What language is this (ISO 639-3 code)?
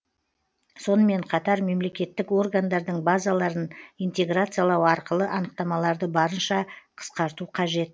kaz